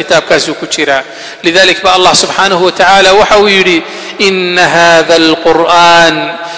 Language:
Arabic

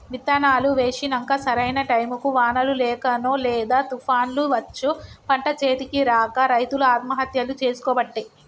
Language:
Telugu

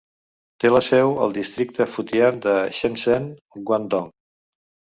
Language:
Catalan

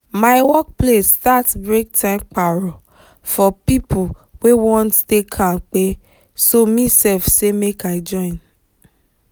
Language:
Nigerian Pidgin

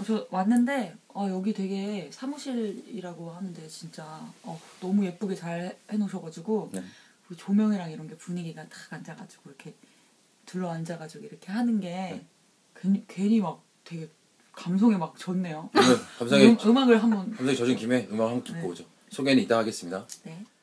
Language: Korean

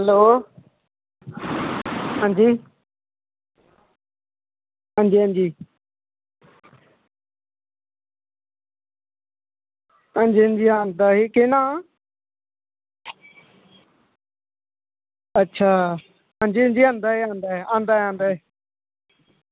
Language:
Dogri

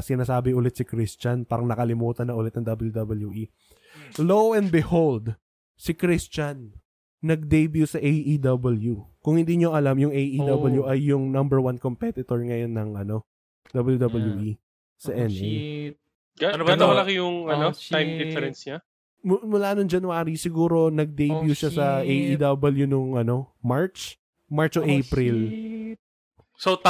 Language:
Filipino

